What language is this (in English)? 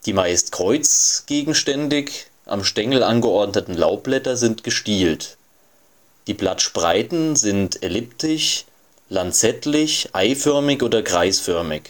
German